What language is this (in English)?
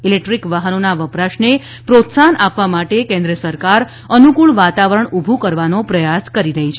Gujarati